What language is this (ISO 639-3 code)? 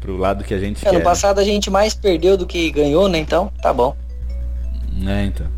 por